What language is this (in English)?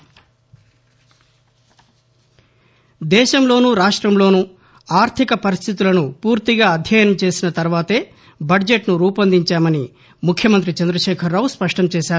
Telugu